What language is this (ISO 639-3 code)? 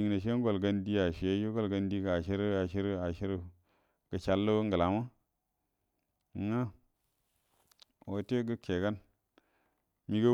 bdm